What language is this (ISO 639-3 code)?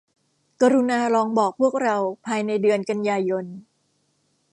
tha